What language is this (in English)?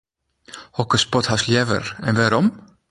Western Frisian